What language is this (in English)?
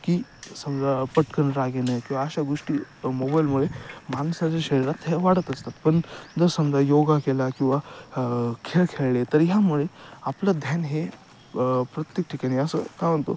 Marathi